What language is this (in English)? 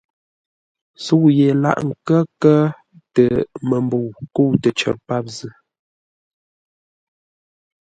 Ngombale